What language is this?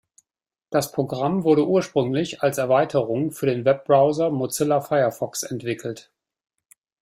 German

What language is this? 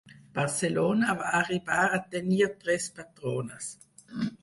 Catalan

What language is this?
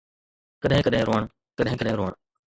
Sindhi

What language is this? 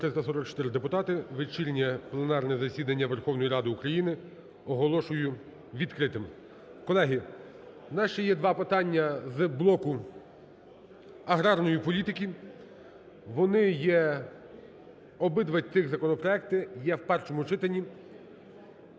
Ukrainian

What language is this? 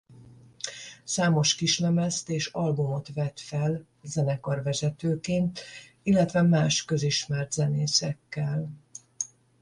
Hungarian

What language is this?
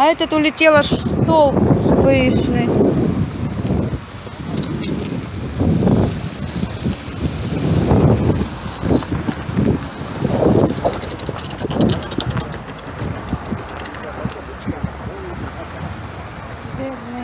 Russian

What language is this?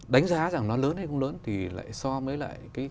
Vietnamese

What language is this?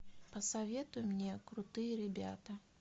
Russian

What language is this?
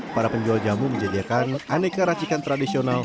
Indonesian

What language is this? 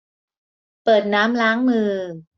Thai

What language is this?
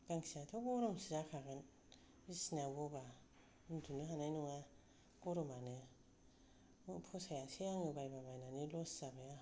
Bodo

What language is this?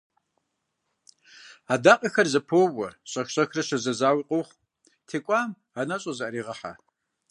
Kabardian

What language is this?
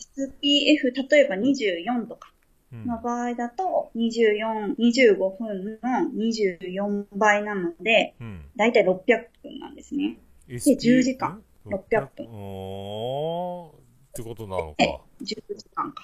Japanese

